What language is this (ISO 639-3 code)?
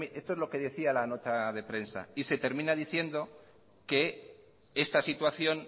spa